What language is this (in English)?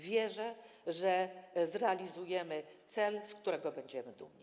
Polish